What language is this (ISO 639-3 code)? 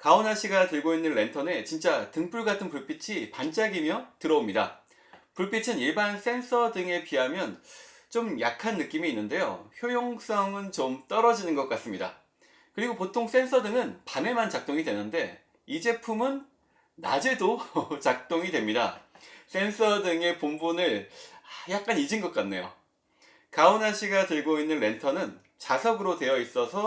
kor